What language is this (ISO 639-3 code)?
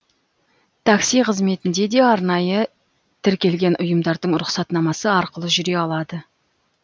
kaz